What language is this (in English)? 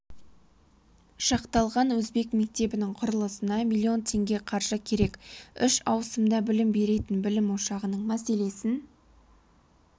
Kazakh